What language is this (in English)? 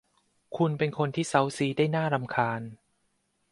Thai